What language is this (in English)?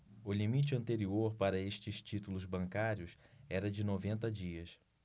Portuguese